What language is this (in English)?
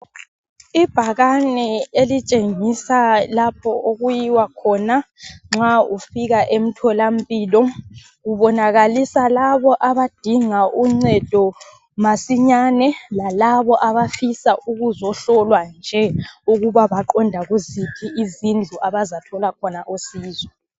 North Ndebele